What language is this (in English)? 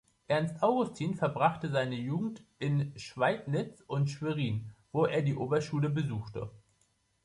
German